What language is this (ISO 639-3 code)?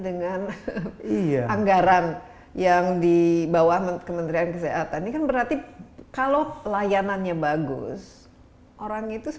ind